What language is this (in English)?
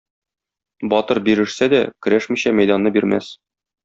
Tatar